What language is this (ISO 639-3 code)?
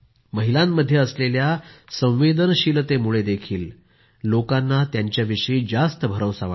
mar